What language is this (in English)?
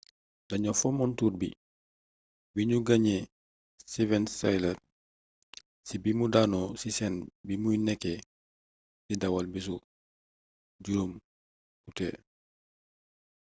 Wolof